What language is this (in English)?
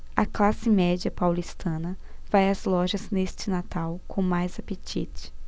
Portuguese